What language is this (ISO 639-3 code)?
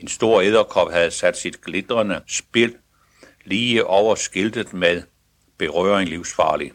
dan